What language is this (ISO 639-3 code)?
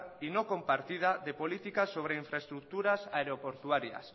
spa